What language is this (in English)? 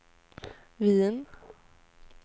Swedish